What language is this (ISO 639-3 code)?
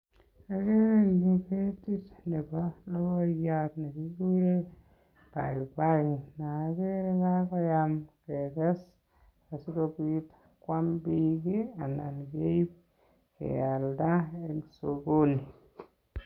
kln